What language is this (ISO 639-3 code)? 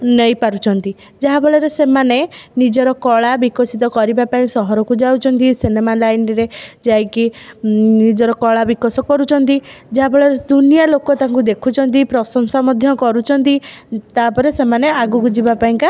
ori